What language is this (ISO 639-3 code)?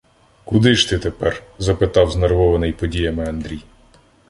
ukr